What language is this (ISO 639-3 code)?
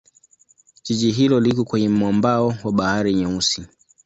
swa